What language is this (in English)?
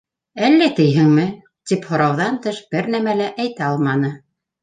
Bashkir